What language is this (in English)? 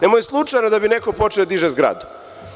Serbian